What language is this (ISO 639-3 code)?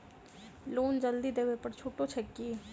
mai